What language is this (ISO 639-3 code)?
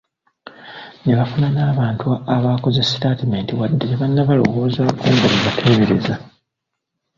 lug